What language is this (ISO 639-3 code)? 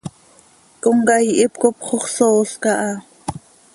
sei